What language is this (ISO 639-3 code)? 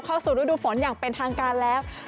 tha